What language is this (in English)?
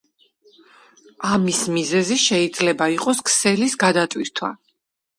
Georgian